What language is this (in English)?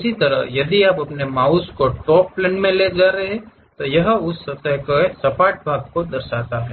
Hindi